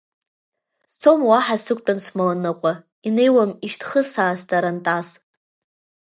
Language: Abkhazian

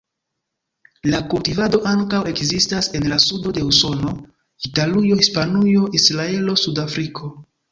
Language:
Esperanto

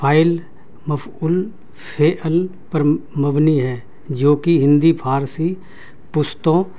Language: Urdu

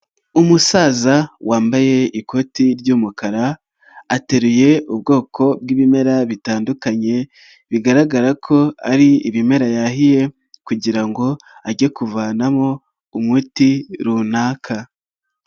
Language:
Kinyarwanda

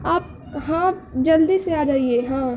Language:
Urdu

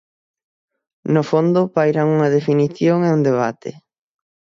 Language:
Galician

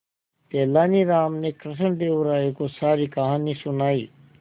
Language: Hindi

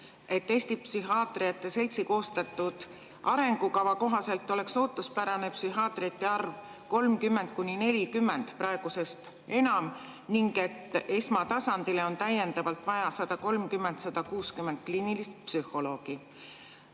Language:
Estonian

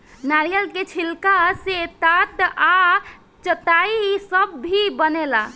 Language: Bhojpuri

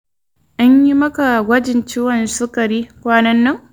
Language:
Hausa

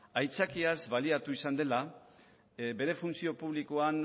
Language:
Basque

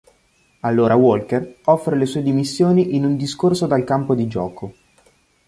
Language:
Italian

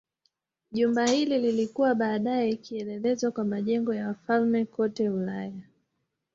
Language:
Swahili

